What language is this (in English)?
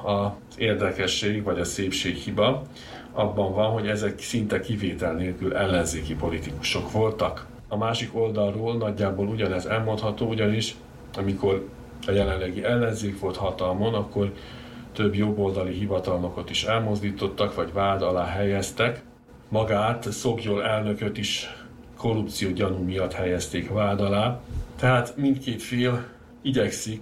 Hungarian